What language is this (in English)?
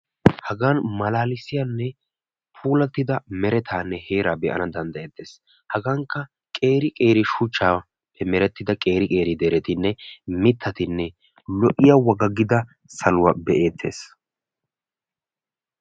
Wolaytta